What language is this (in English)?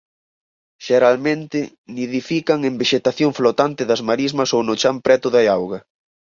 Galician